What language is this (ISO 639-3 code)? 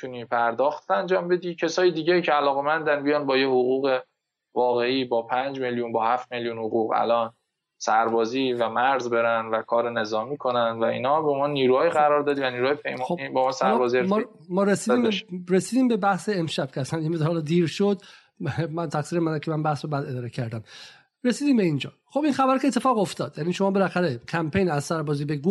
fas